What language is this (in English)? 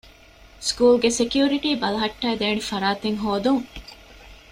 Divehi